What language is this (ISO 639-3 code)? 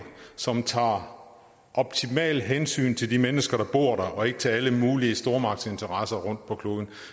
dan